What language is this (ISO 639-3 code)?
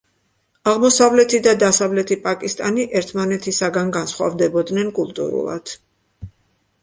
kat